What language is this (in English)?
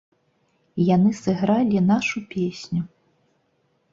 Belarusian